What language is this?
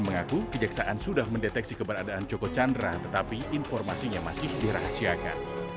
Indonesian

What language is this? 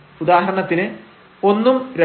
Malayalam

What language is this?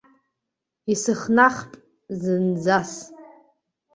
Abkhazian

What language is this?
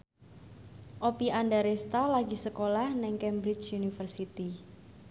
Javanese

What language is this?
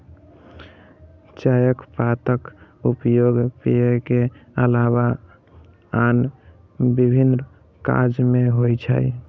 Maithili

